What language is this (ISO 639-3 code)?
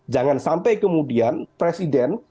ind